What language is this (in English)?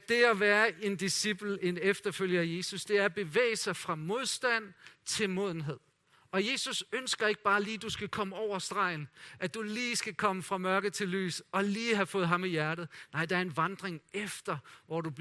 Danish